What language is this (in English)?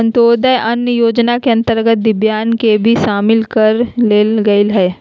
Magahi